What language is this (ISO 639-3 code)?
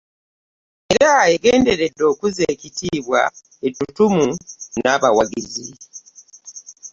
lug